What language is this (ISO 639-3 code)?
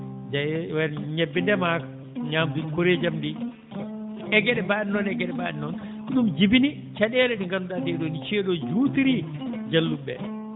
ful